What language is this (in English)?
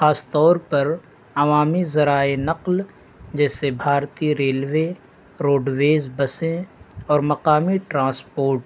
Urdu